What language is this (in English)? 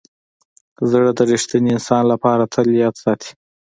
Pashto